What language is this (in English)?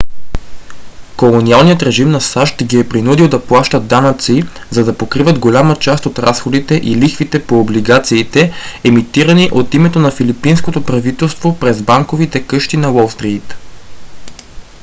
Bulgarian